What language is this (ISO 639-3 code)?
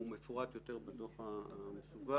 heb